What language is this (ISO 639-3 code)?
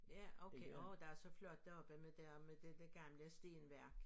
dan